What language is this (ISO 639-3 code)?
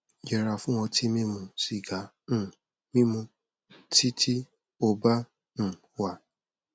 yor